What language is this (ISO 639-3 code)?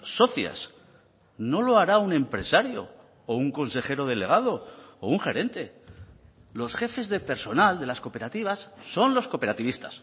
spa